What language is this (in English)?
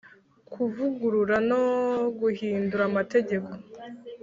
Kinyarwanda